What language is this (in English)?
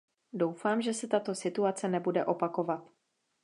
Czech